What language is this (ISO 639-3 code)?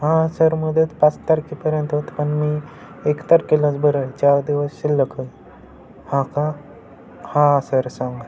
mar